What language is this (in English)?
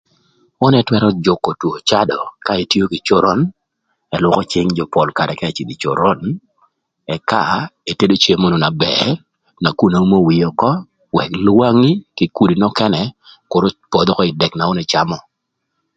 Thur